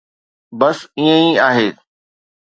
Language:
Sindhi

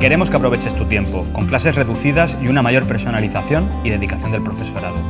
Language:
Spanish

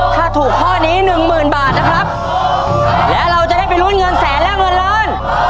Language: Thai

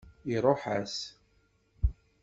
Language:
Kabyle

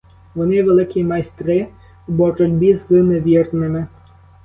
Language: Ukrainian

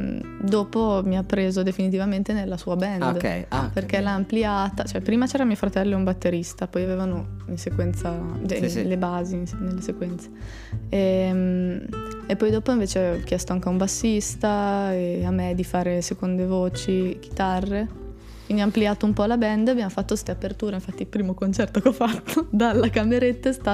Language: Italian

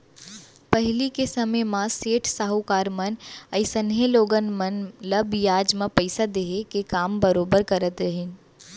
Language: Chhattisgarhi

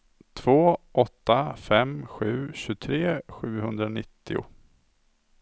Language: Swedish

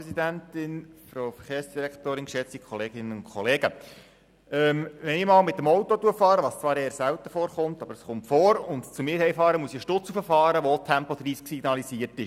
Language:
Swiss German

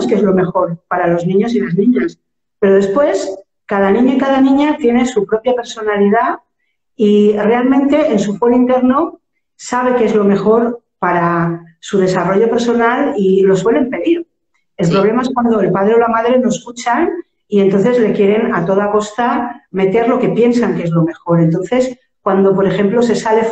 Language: Spanish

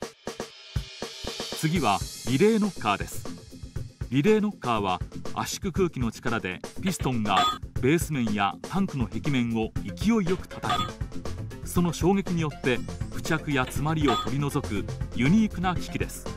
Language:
Japanese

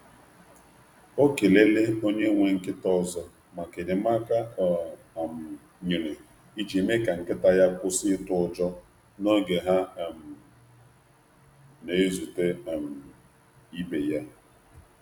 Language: Igbo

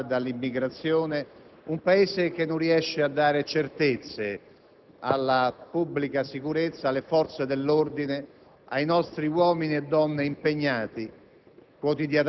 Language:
Italian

